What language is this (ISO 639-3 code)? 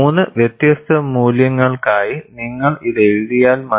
mal